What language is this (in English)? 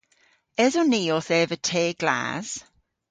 Cornish